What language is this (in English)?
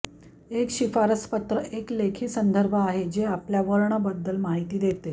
Marathi